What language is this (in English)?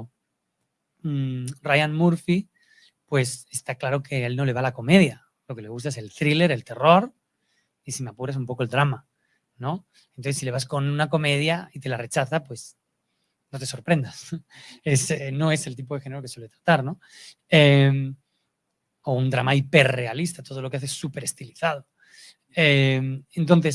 Spanish